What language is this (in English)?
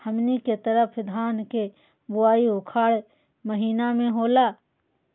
Magahi